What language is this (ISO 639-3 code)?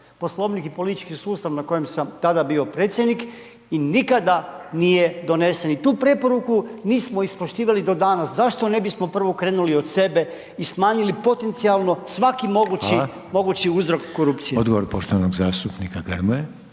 hrv